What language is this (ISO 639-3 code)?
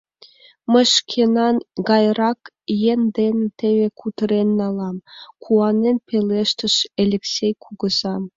chm